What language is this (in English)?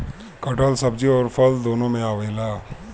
Bhojpuri